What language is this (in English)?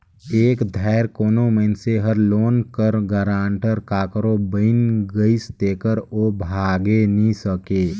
Chhattisgarhi